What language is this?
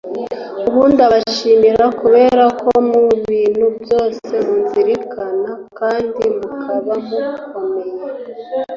Kinyarwanda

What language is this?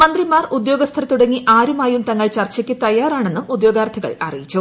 Malayalam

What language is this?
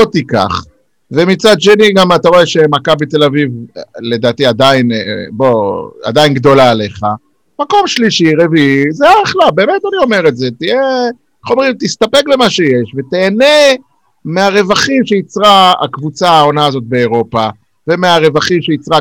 Hebrew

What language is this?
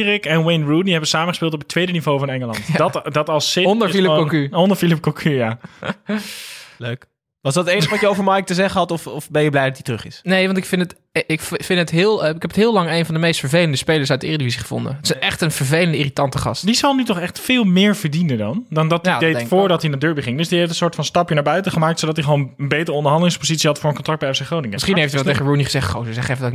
Dutch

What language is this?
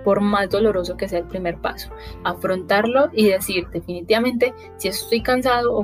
Spanish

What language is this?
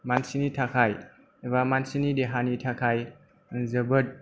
Bodo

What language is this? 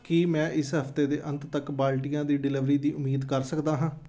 Punjabi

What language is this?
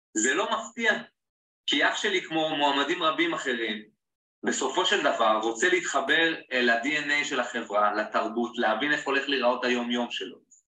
Hebrew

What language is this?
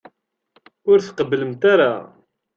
Kabyle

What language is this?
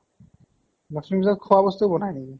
Assamese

